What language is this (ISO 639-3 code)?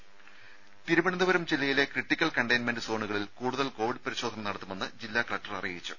mal